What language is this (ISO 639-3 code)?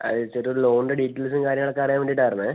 mal